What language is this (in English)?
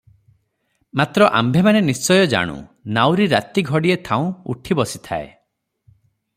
Odia